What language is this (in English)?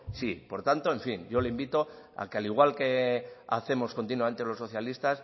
Spanish